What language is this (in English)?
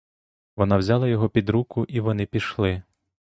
Ukrainian